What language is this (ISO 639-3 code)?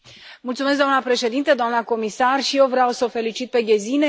ron